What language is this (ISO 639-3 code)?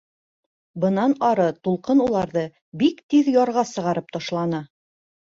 bak